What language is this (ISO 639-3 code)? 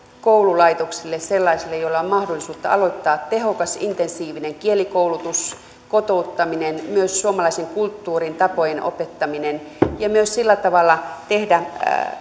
fin